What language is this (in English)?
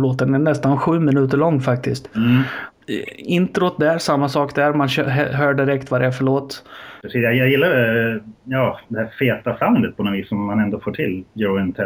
Swedish